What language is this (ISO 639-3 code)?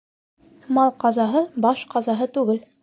bak